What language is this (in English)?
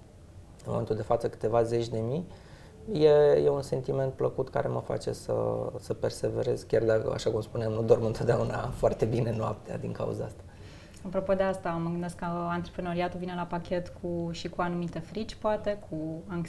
Romanian